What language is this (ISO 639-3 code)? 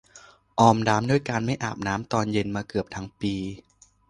tha